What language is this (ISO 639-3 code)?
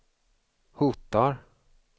swe